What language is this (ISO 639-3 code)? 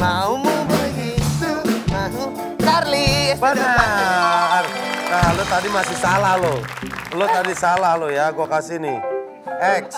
ind